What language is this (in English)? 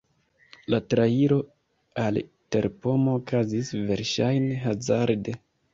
Esperanto